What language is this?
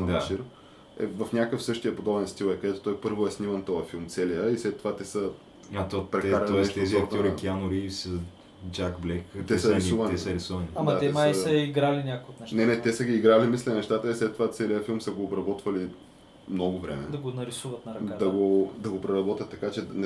Bulgarian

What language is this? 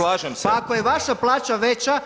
Croatian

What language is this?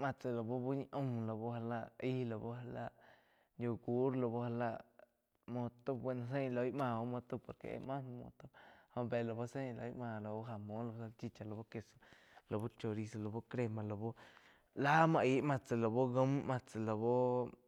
Quiotepec Chinantec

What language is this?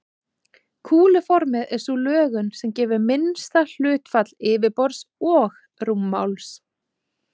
Icelandic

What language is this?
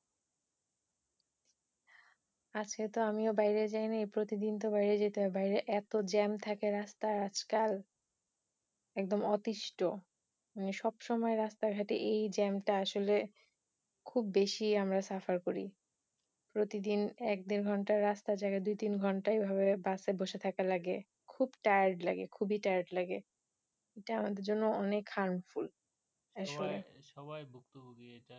Bangla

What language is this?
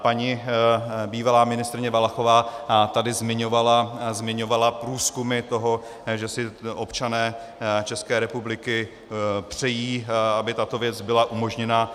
Czech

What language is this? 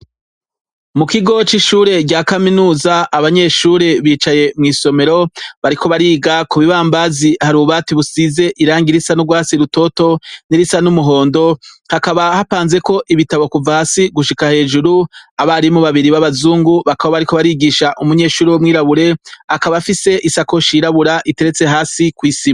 Rundi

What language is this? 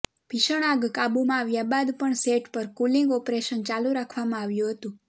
Gujarati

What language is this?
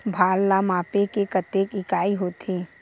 Chhattisgarhi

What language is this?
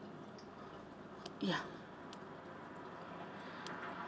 English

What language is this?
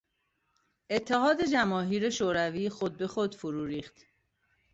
Persian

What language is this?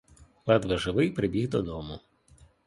Ukrainian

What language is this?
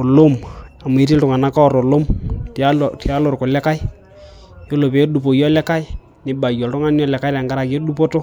Masai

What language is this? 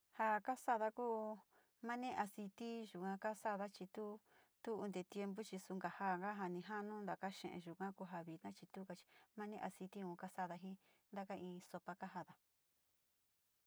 Sinicahua Mixtec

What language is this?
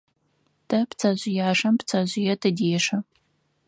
Adyghe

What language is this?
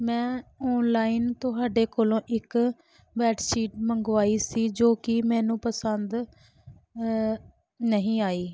Punjabi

